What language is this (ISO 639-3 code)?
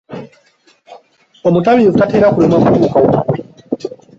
lug